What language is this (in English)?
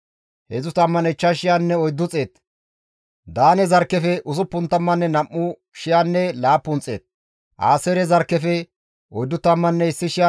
Gamo